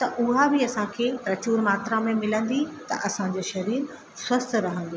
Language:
Sindhi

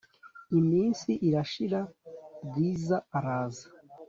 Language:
Kinyarwanda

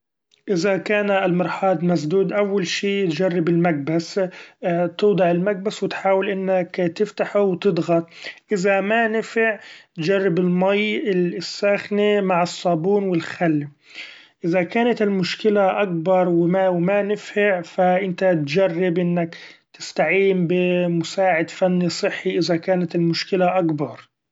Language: Gulf Arabic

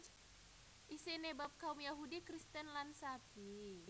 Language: Javanese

